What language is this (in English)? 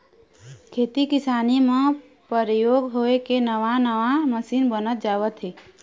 Chhattisgarhi